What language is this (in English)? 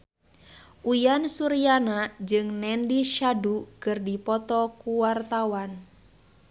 Sundanese